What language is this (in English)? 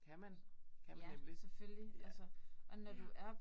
Danish